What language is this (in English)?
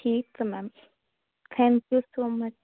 Punjabi